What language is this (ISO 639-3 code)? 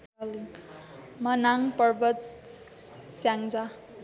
nep